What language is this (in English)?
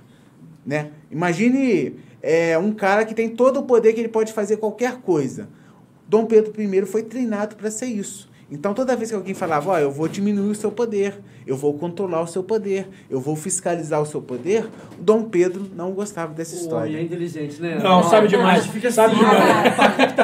Portuguese